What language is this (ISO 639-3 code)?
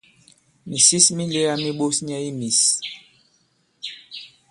abb